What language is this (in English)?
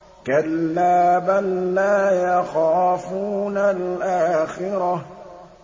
Arabic